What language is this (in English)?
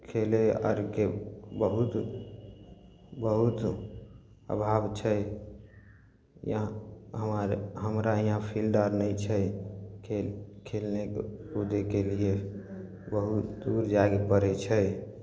Maithili